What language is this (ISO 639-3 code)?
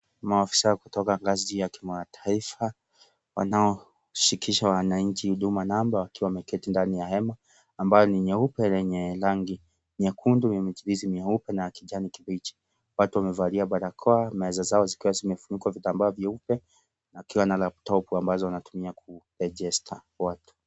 swa